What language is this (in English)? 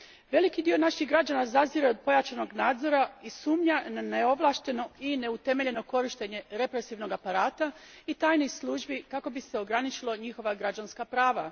Croatian